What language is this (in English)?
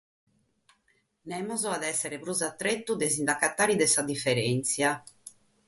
Sardinian